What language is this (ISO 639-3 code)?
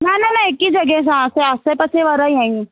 snd